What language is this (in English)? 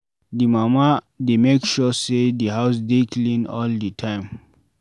Nigerian Pidgin